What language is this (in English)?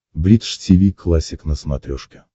Russian